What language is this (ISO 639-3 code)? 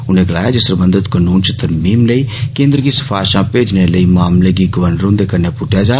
doi